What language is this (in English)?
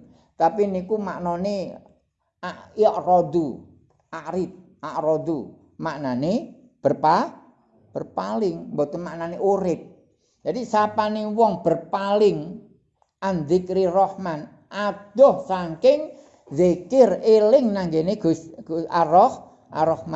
Indonesian